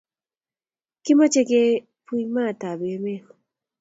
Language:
Kalenjin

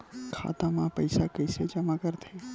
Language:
Chhattisgarhi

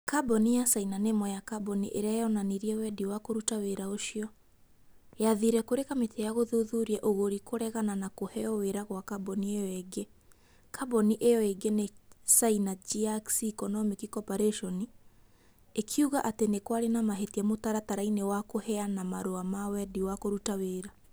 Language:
Kikuyu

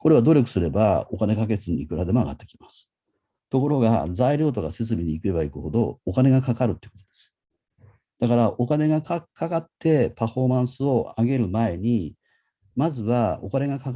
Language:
Japanese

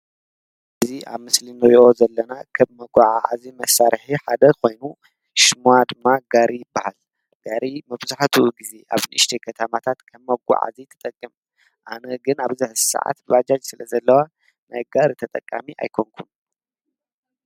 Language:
Tigrinya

